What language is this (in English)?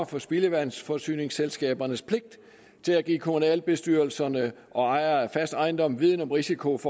Danish